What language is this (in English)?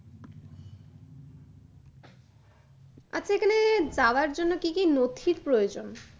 Bangla